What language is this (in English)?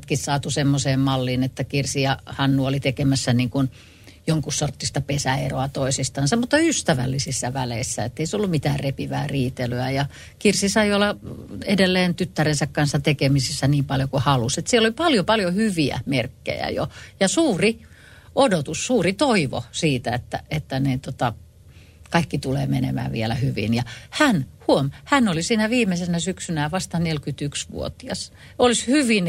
Finnish